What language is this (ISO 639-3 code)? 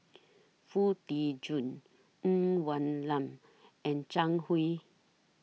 eng